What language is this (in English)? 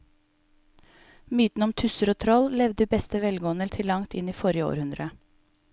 Norwegian